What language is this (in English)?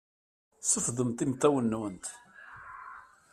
Kabyle